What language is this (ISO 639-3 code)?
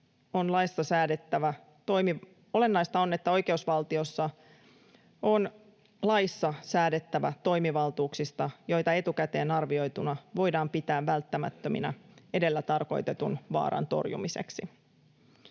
fin